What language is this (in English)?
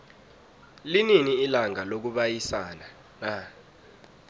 South Ndebele